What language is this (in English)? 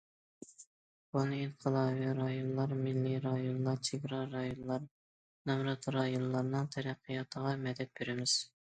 Uyghur